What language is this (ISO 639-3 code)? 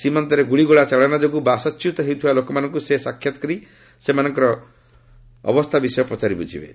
ori